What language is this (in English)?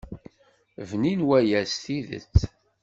Kabyle